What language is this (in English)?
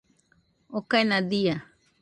Nüpode Huitoto